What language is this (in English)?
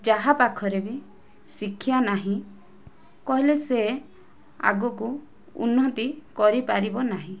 Odia